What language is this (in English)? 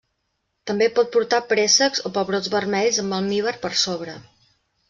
Catalan